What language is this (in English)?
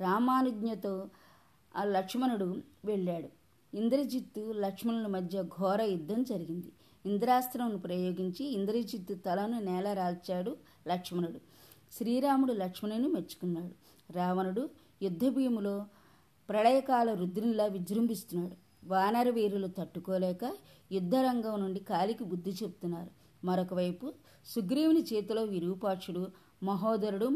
Telugu